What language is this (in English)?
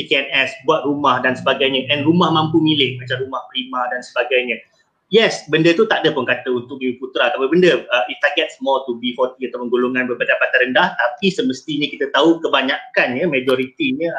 Malay